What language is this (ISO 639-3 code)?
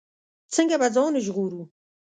pus